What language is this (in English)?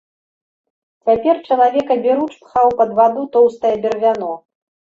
Belarusian